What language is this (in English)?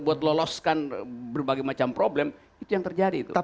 Indonesian